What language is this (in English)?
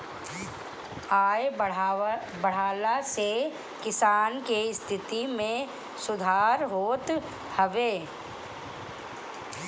Bhojpuri